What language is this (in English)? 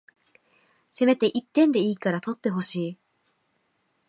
Japanese